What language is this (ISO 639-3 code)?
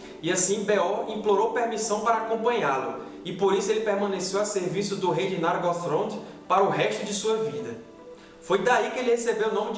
por